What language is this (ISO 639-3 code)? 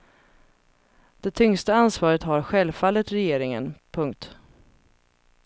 swe